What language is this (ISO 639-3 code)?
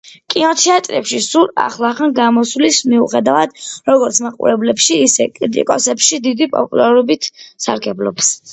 kat